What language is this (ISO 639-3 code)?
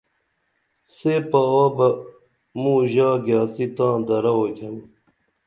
dml